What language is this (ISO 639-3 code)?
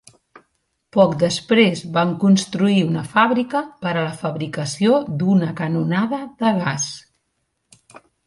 cat